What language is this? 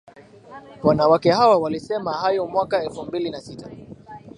Swahili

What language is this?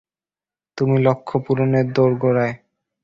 Bangla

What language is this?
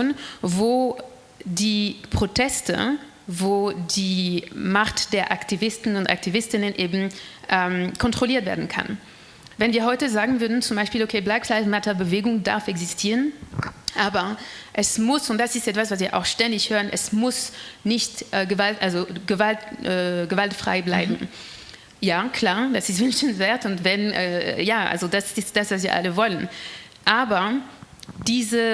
German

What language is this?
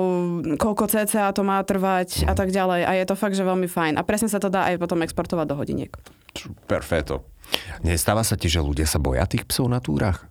Slovak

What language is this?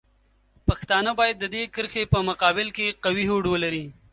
Pashto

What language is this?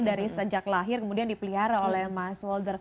Indonesian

